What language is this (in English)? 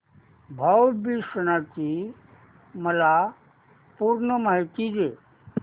Marathi